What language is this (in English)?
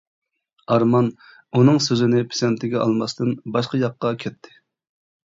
Uyghur